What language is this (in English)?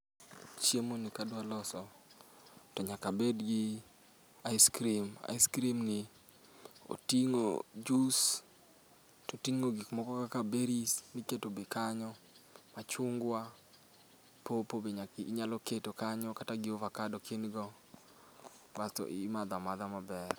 Luo (Kenya and Tanzania)